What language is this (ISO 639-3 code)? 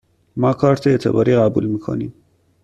fas